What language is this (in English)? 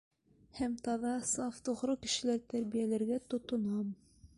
Bashkir